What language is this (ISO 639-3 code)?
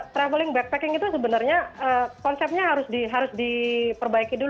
ind